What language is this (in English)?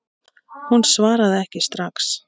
Icelandic